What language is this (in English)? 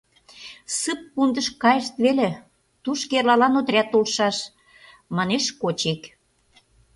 Mari